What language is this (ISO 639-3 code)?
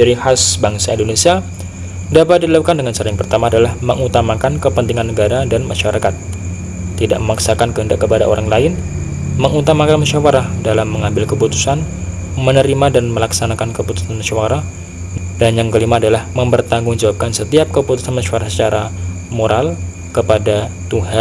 ind